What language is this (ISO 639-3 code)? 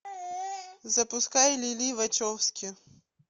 rus